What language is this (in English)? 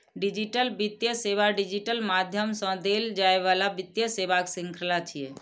Maithili